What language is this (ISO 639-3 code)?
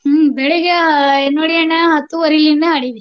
kan